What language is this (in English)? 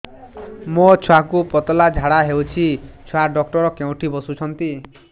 Odia